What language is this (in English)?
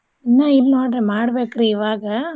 Kannada